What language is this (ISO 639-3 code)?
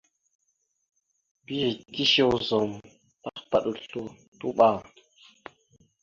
mxu